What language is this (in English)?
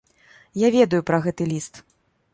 Belarusian